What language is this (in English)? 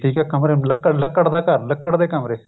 Punjabi